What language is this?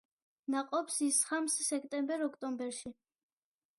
Georgian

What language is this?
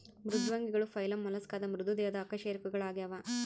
Kannada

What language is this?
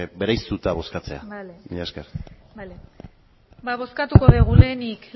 Basque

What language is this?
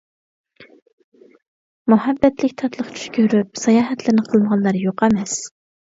Uyghur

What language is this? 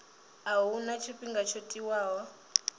Venda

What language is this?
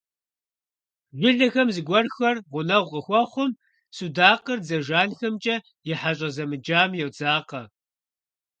Kabardian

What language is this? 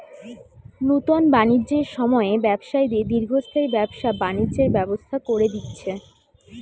Bangla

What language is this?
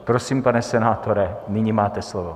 Czech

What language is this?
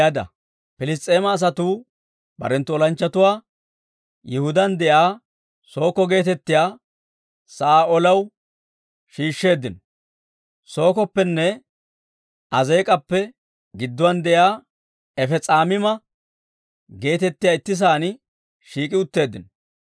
Dawro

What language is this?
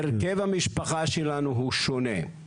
Hebrew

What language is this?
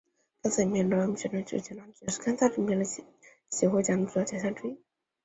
Chinese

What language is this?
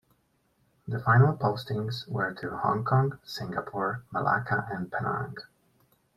English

